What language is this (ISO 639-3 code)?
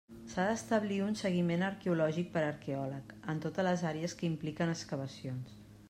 cat